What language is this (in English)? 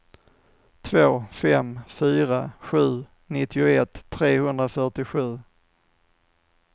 Swedish